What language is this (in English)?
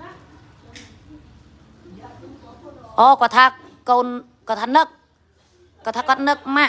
Vietnamese